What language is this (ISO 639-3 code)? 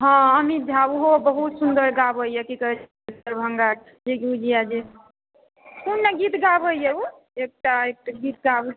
mai